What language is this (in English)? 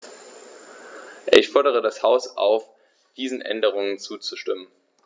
German